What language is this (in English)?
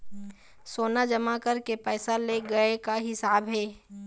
Chhattisgarhi